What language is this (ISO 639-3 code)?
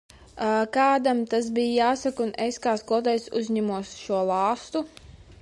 lav